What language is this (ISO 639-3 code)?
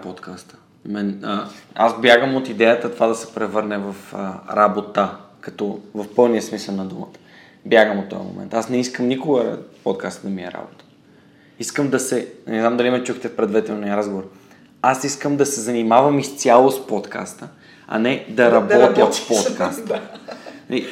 bul